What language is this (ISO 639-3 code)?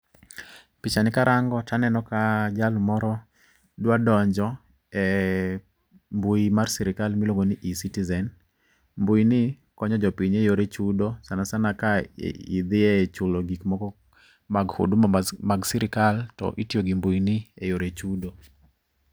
luo